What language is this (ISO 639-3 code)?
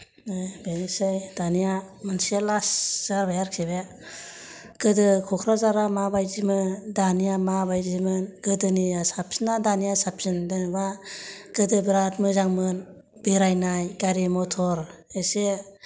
brx